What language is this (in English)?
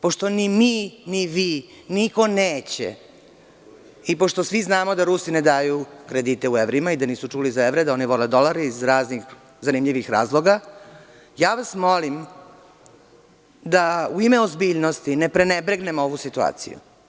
Serbian